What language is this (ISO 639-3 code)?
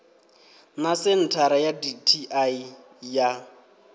ven